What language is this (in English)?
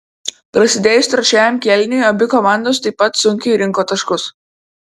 Lithuanian